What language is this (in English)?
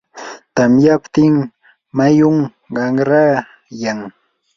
Yanahuanca Pasco Quechua